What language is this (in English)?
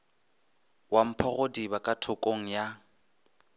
Northern Sotho